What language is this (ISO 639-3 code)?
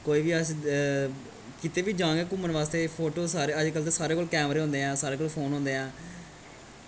doi